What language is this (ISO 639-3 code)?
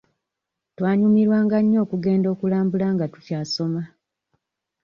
lug